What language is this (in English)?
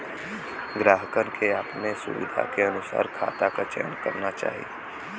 Bhojpuri